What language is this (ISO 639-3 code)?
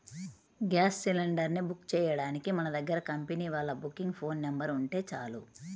tel